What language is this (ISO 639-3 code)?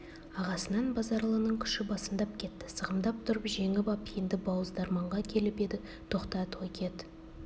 kaz